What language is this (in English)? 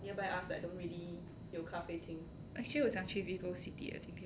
English